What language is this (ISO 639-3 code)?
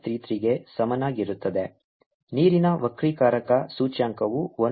kan